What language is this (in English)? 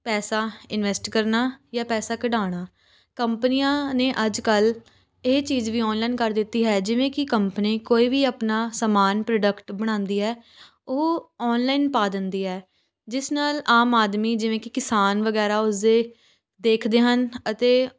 Punjabi